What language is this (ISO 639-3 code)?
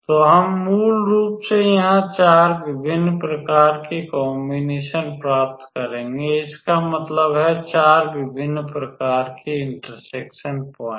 hin